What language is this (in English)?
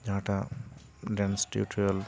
Santali